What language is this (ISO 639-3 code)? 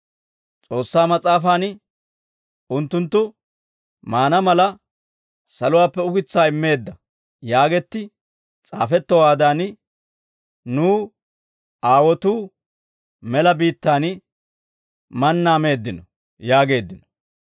dwr